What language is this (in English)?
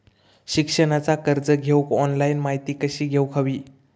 Marathi